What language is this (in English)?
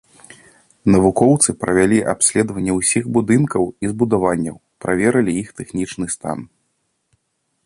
Belarusian